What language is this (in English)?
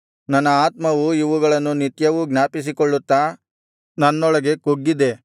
Kannada